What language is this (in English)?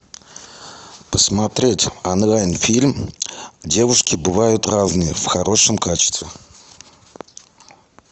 Russian